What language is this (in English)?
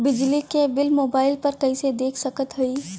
Bhojpuri